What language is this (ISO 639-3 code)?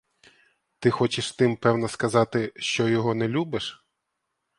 ukr